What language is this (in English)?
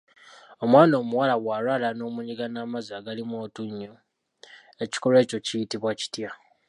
Ganda